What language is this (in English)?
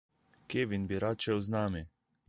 Slovenian